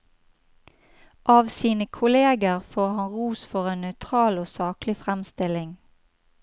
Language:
Norwegian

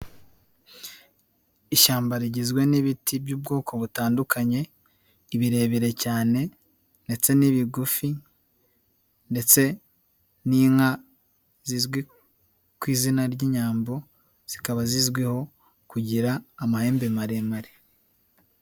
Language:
Kinyarwanda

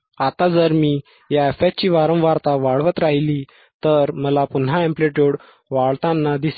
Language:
Marathi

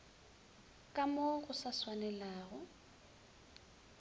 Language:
Northern Sotho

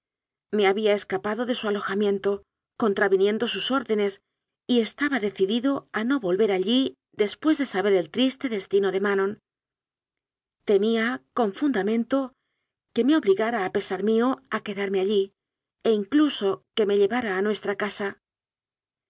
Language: Spanish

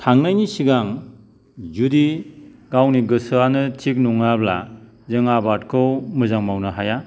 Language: Bodo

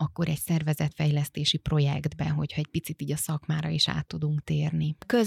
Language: Hungarian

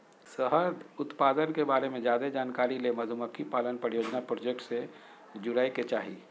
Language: Magahi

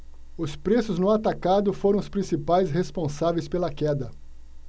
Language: Portuguese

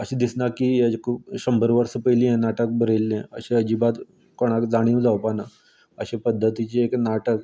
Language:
Konkani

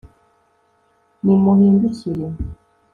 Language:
Kinyarwanda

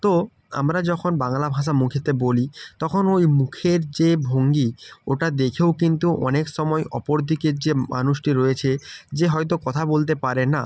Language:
Bangla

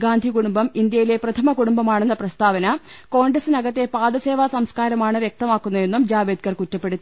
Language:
Malayalam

